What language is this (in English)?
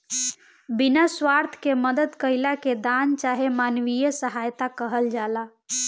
Bhojpuri